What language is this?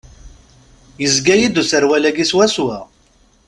Kabyle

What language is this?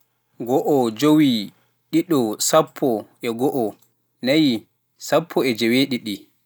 Pular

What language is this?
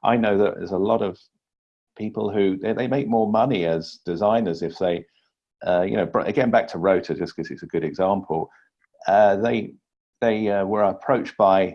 English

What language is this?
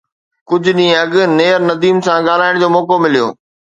Sindhi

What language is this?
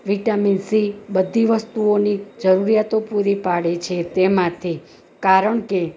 Gujarati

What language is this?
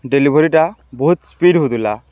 Odia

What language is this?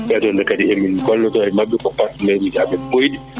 Fula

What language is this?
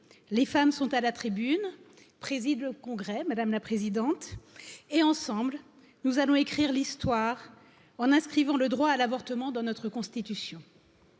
French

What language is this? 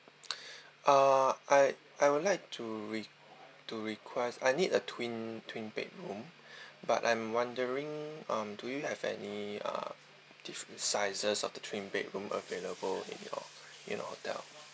English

